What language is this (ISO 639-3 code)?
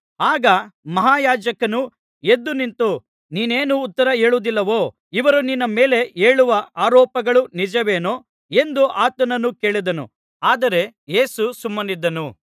kan